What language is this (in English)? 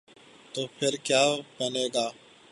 Urdu